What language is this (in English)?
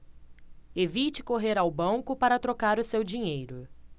Portuguese